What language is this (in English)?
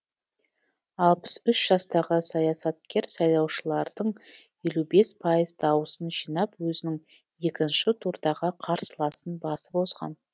Kazakh